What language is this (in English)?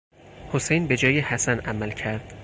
Persian